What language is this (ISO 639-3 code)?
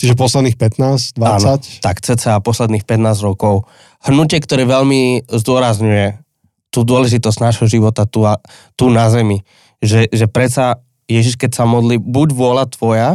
slk